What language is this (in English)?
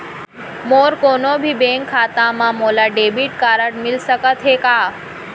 Chhattisgarhi